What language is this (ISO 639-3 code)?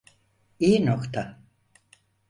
tur